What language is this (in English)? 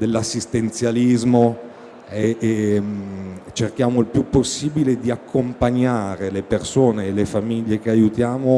Italian